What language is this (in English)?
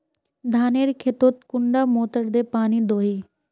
Magahi